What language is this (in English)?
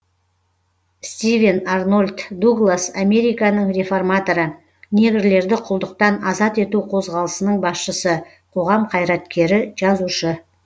Kazakh